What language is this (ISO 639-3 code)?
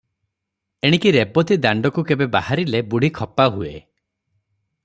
ori